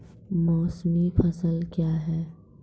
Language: Maithili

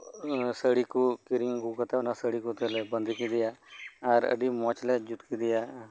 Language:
Santali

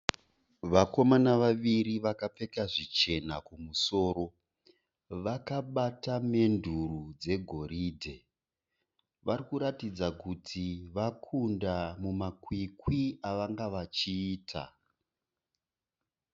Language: Shona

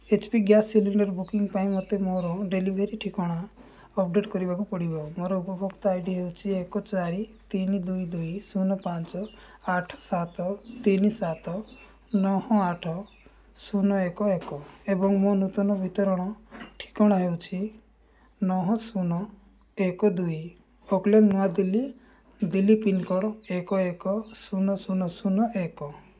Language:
Odia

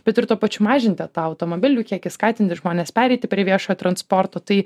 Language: Lithuanian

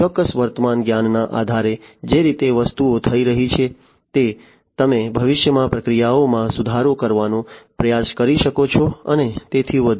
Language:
Gujarati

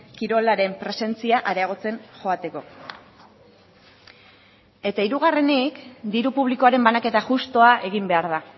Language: Basque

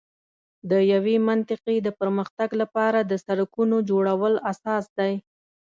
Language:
Pashto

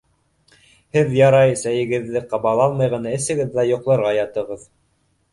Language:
Bashkir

